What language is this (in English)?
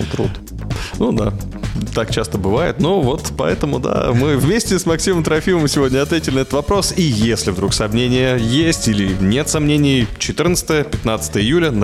Russian